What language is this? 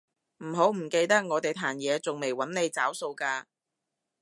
Cantonese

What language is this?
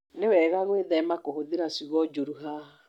Kikuyu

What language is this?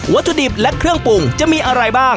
Thai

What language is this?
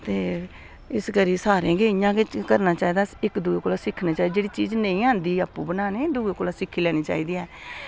Dogri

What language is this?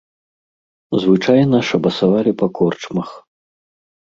Belarusian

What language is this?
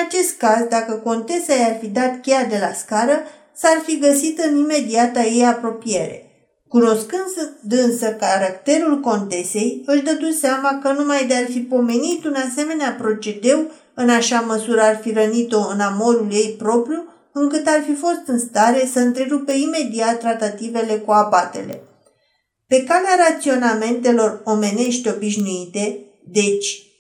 Romanian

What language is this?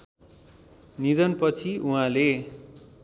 Nepali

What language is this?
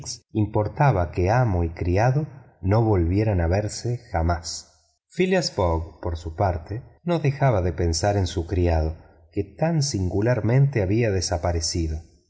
Spanish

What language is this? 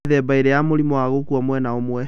Kikuyu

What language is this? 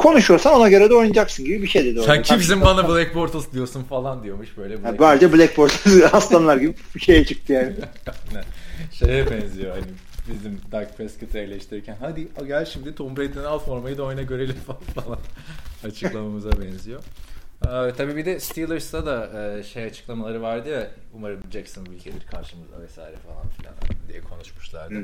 Turkish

